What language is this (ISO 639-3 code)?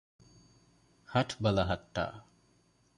div